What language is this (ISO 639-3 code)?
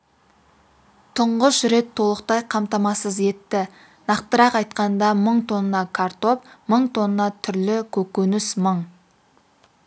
kaz